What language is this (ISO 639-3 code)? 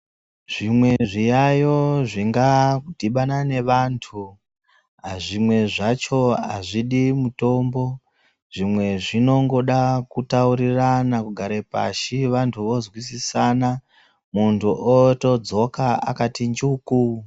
ndc